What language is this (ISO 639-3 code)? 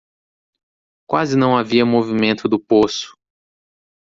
por